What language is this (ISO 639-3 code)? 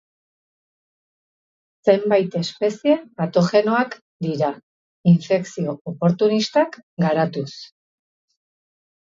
eus